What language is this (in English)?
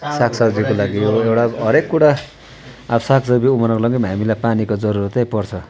Nepali